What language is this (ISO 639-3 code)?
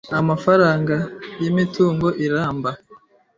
kin